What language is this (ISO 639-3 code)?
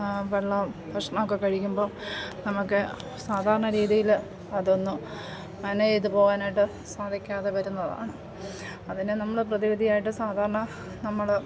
mal